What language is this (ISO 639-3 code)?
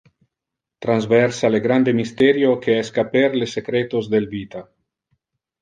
ina